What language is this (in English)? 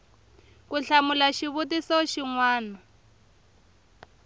Tsonga